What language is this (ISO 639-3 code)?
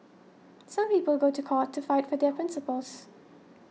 eng